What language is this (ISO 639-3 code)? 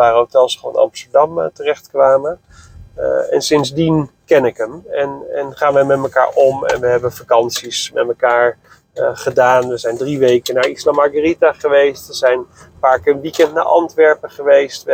nld